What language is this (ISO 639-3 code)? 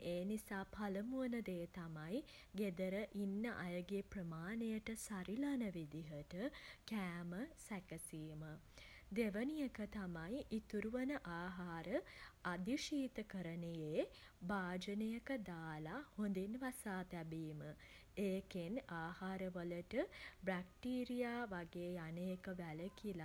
sin